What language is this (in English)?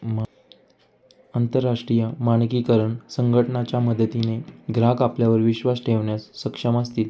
Marathi